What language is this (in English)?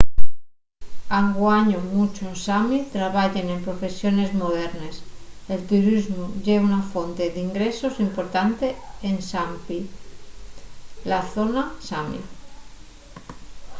Asturian